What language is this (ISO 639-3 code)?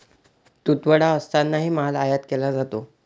mar